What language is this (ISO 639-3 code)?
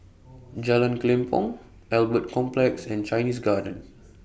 eng